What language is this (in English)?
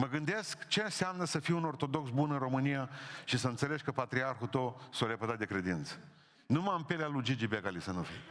Romanian